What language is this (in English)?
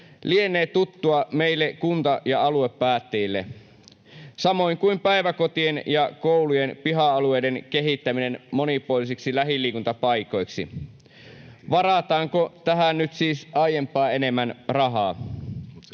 Finnish